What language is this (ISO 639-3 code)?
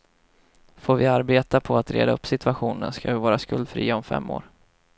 swe